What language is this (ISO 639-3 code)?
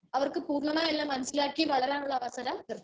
mal